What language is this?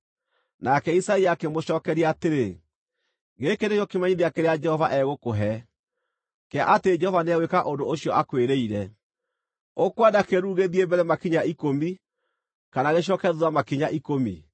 Kikuyu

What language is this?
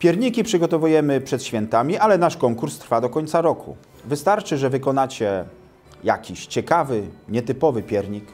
Polish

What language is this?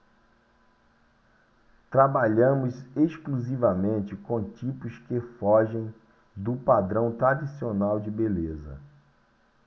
Portuguese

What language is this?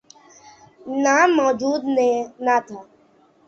Urdu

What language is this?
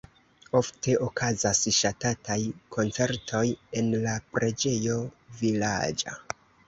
Esperanto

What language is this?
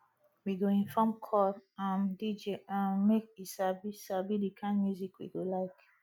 Nigerian Pidgin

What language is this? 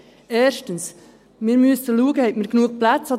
Swiss German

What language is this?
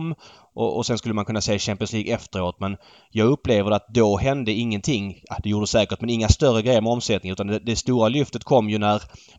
Swedish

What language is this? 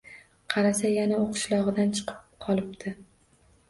Uzbek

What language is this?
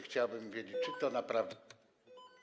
Polish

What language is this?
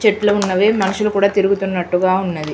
Telugu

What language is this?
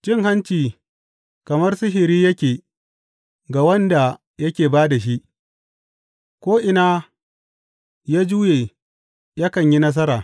Hausa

